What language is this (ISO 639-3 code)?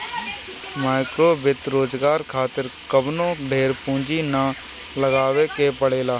bho